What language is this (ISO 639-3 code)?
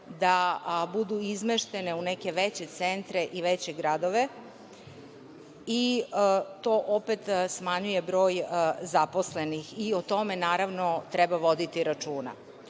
srp